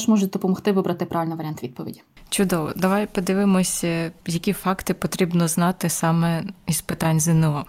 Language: Ukrainian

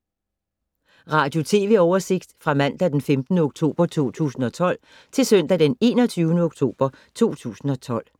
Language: Danish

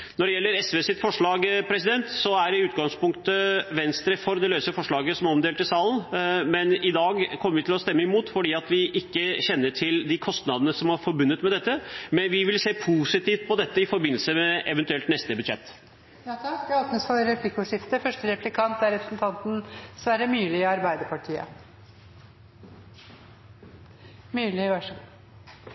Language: Norwegian Bokmål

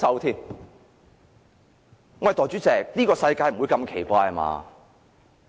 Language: Cantonese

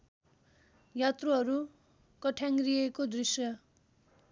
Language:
Nepali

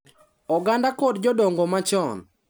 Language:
Luo (Kenya and Tanzania)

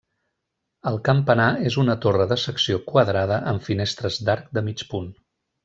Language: Catalan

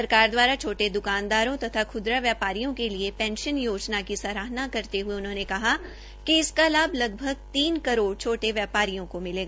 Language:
Hindi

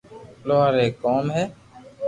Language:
Loarki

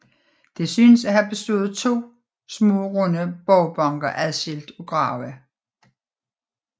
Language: Danish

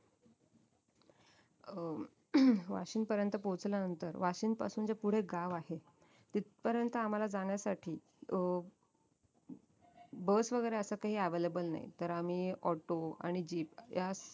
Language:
Marathi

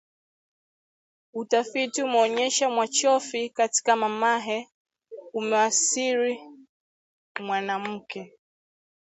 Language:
Swahili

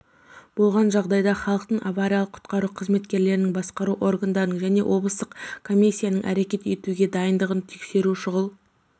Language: Kazakh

